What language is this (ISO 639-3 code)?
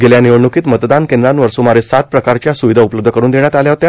mar